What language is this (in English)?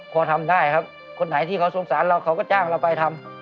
Thai